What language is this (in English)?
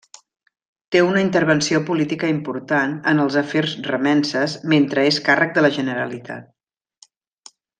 Catalan